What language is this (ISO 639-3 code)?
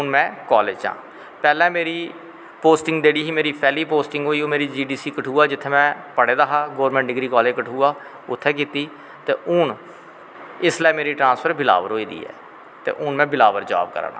doi